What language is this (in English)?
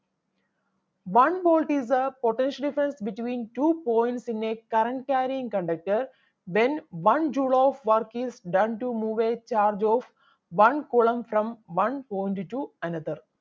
Malayalam